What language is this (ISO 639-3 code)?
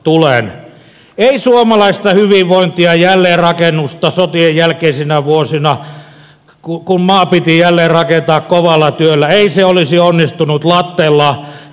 fin